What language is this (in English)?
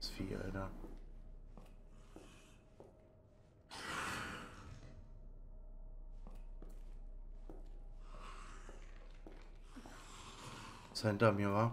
German